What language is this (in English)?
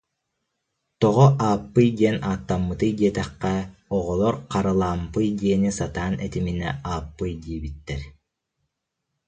Yakut